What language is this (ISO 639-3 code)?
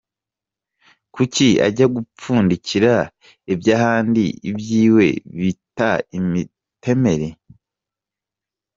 kin